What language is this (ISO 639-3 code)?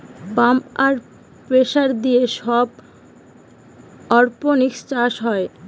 ben